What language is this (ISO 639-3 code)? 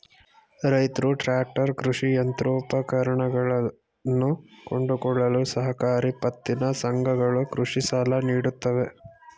kan